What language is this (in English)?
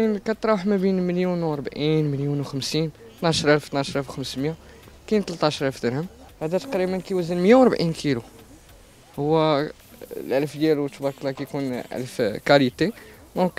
Arabic